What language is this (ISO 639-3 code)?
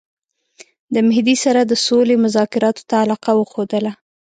pus